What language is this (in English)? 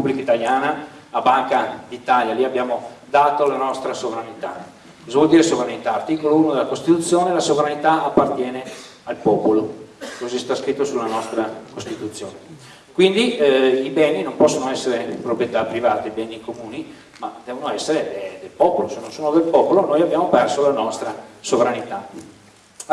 Italian